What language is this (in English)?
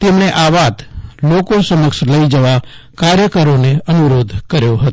Gujarati